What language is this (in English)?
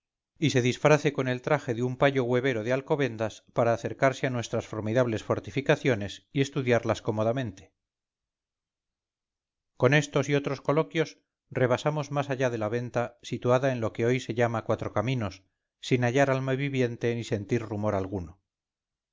Spanish